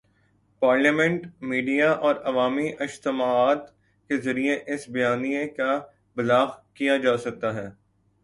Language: Urdu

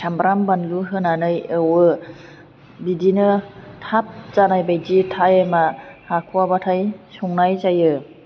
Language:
Bodo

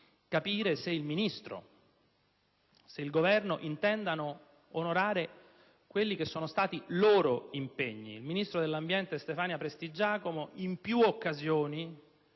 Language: Italian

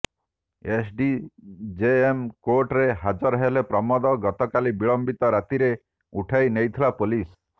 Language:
Odia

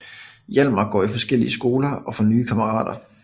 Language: Danish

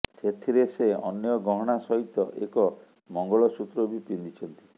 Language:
Odia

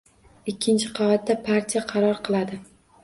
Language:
Uzbek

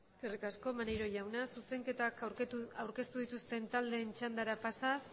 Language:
Basque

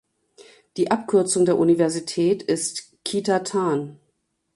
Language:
German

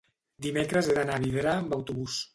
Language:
Catalan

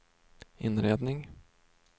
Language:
Swedish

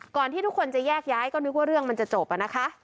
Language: Thai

